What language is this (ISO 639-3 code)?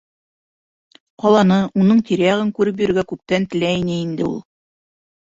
bak